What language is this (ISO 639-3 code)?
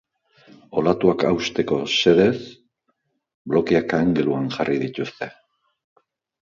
eus